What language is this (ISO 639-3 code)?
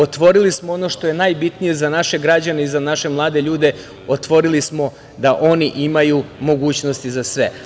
srp